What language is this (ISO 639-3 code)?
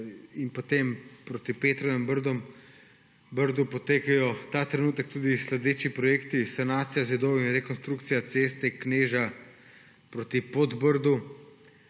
slv